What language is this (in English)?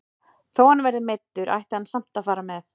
Icelandic